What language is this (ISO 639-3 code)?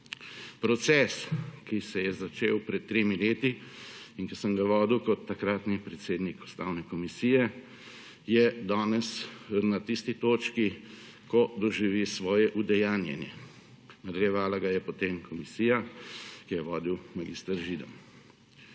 slv